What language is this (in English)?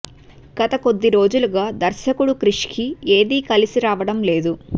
Telugu